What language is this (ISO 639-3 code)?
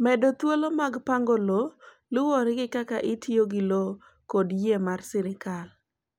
luo